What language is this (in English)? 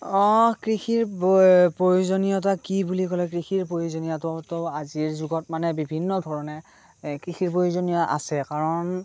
Assamese